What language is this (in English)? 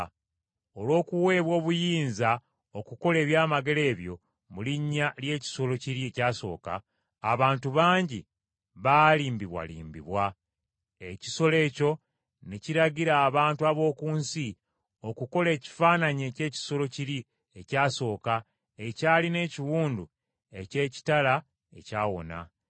Ganda